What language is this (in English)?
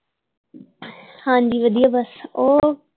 Punjabi